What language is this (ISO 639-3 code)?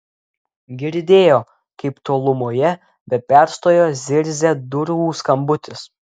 lit